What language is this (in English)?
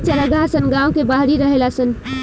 Bhojpuri